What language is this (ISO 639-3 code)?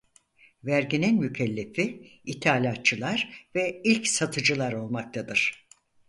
tur